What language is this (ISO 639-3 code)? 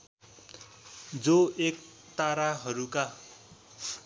nep